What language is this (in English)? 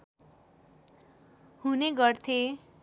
Nepali